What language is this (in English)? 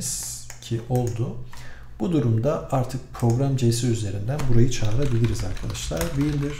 Turkish